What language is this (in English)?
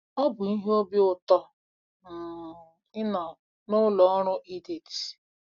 Igbo